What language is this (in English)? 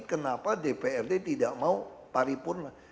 Indonesian